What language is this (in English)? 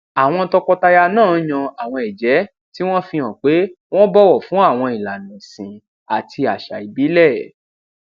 Yoruba